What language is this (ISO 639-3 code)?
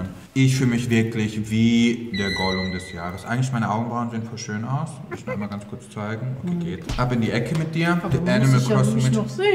deu